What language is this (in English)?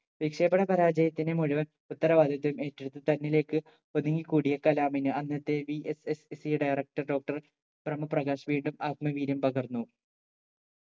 Malayalam